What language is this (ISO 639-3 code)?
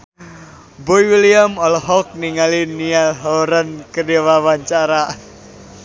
sun